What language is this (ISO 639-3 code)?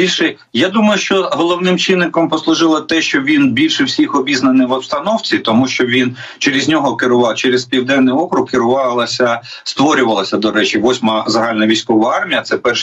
ukr